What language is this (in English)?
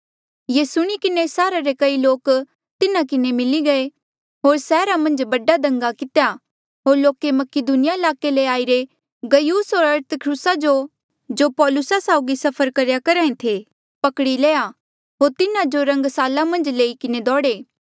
Mandeali